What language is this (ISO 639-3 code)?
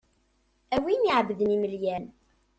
kab